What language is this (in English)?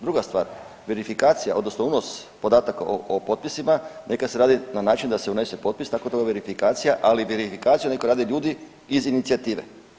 Croatian